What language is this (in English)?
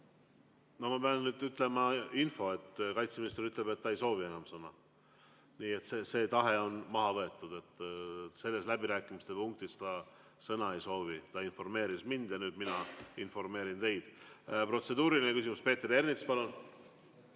Estonian